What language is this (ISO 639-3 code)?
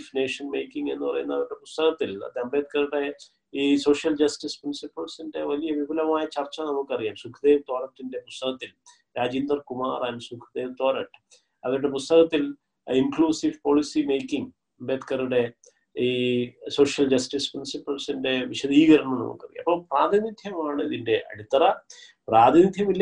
mal